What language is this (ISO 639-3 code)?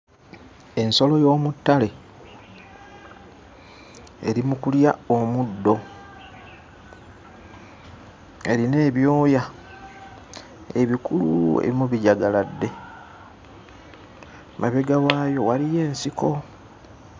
lug